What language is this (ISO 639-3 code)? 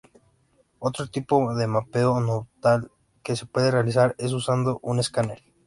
spa